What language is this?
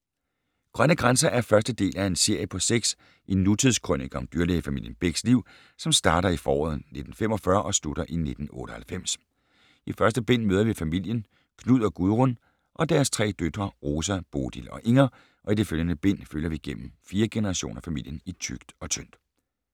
Danish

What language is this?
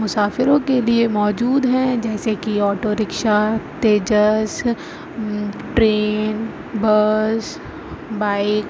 Urdu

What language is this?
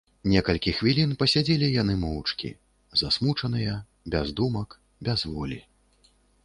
Belarusian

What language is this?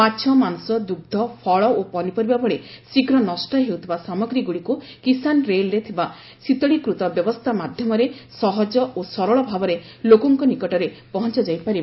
Odia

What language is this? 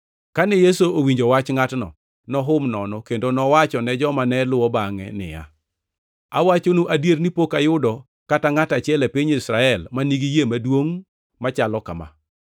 Luo (Kenya and Tanzania)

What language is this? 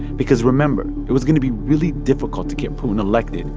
English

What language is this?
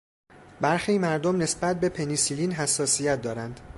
Persian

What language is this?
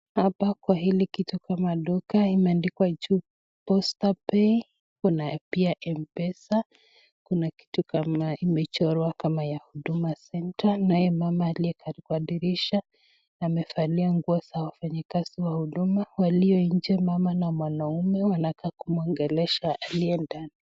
Swahili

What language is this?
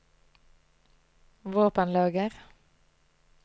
Norwegian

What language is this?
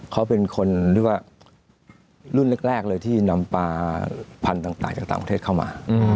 Thai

